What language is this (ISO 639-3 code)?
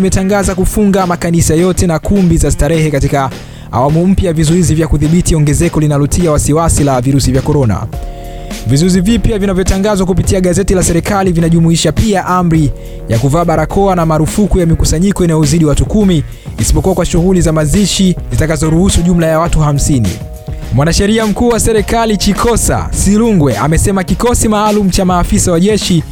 swa